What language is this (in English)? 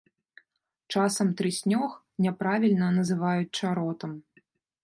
Belarusian